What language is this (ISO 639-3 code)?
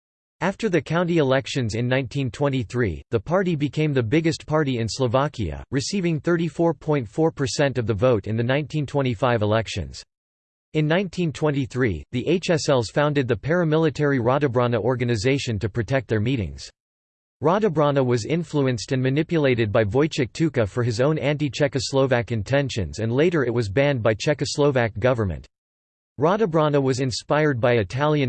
eng